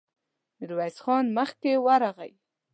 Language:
Pashto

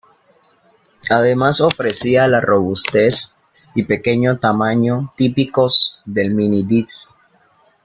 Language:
Spanish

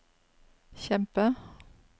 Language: Norwegian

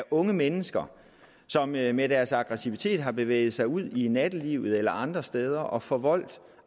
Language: Danish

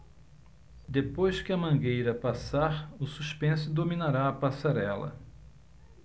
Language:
Portuguese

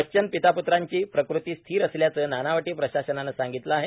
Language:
Marathi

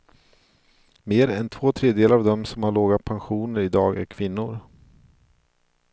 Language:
Swedish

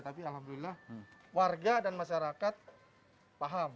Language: Indonesian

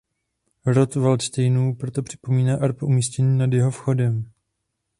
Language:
Czech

